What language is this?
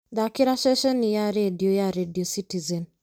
Kikuyu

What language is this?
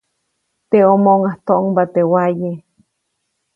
Copainalá Zoque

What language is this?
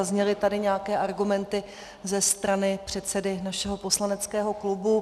Czech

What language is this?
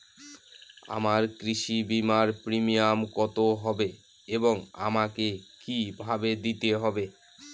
Bangla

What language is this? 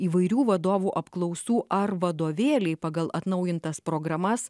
Lithuanian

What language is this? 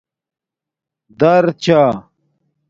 Domaaki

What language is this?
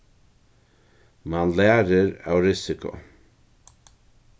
Faroese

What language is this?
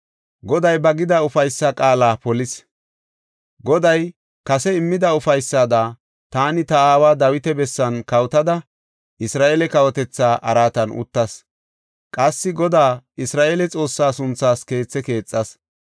Gofa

